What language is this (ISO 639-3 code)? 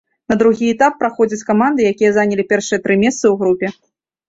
bel